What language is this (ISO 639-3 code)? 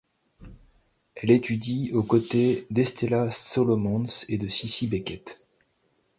fra